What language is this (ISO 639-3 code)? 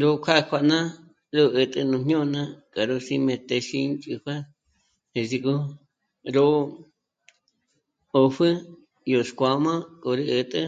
mmc